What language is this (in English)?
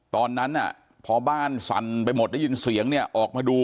Thai